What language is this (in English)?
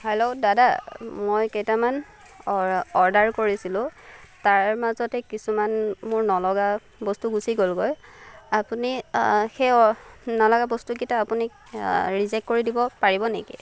Assamese